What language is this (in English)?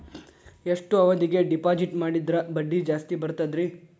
Kannada